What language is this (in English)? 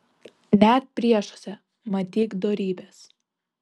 Lithuanian